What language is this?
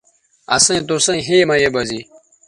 Bateri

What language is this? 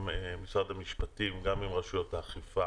Hebrew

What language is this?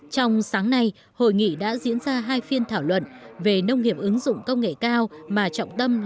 Vietnamese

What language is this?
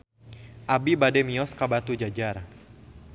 Sundanese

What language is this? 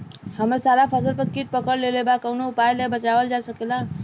Bhojpuri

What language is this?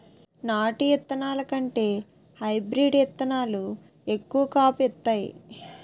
Telugu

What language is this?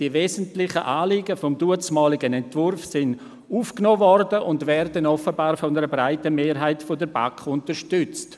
Swiss German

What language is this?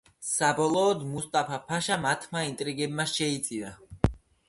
Georgian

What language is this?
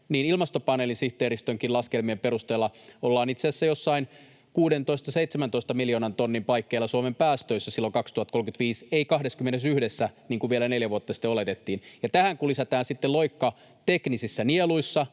Finnish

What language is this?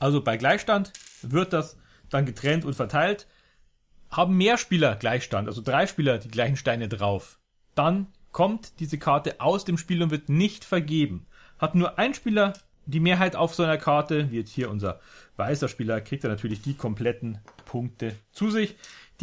German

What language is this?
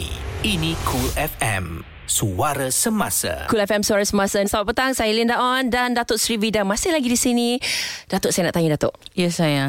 Malay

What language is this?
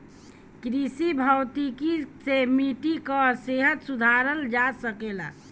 Bhojpuri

